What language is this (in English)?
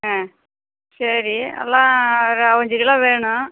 Tamil